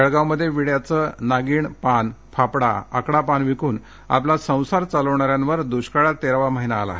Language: Marathi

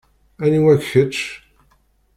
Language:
Kabyle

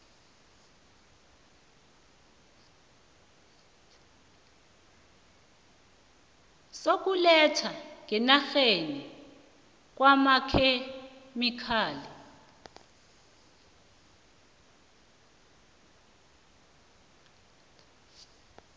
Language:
South Ndebele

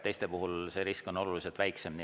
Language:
Estonian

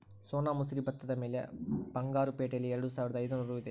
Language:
Kannada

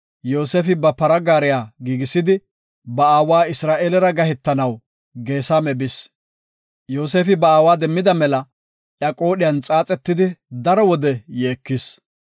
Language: Gofa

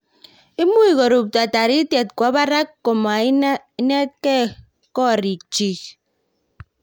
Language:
Kalenjin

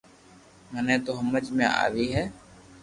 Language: Loarki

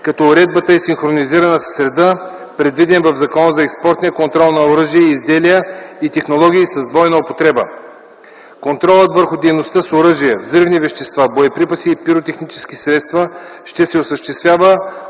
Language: Bulgarian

